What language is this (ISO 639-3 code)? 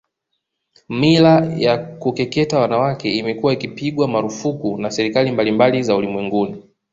swa